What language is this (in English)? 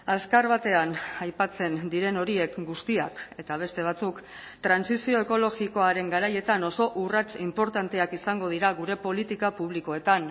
Basque